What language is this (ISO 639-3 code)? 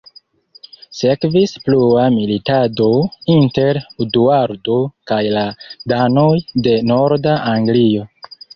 epo